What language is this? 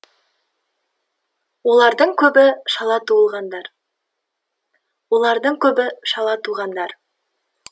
Kazakh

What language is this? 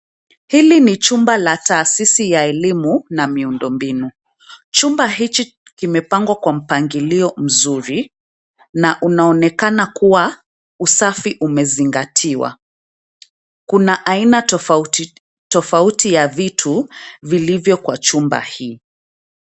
Swahili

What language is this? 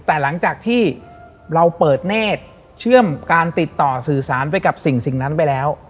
Thai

